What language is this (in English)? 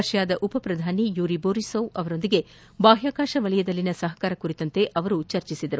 Kannada